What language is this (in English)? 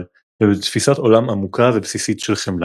Hebrew